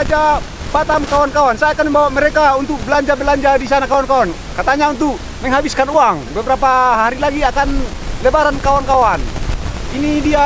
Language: Indonesian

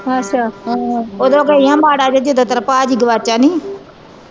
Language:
Punjabi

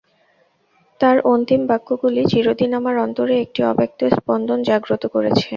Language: Bangla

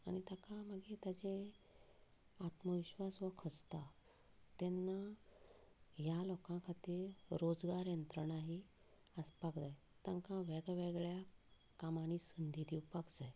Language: Konkani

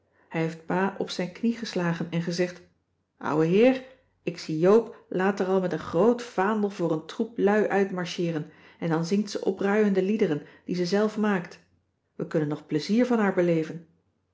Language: Dutch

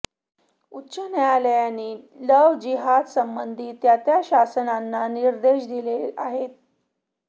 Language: Marathi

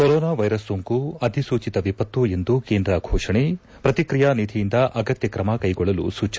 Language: Kannada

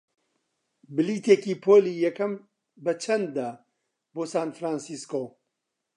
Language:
Central Kurdish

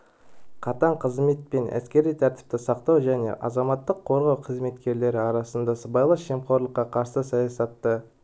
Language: Kazakh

